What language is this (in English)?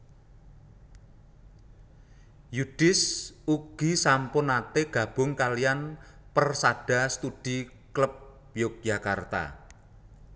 Javanese